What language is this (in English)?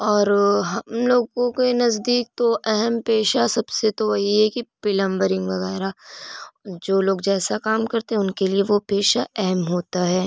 Urdu